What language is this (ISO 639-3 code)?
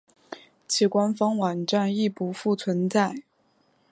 zho